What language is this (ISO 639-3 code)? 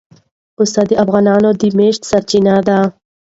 pus